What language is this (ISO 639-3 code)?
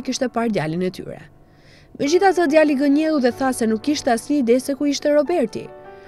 ron